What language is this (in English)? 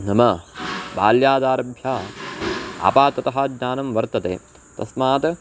Sanskrit